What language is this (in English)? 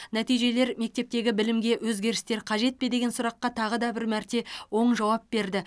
Kazakh